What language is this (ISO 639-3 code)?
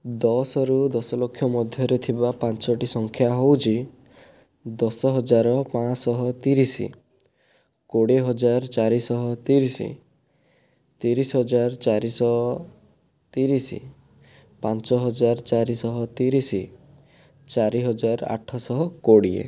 ori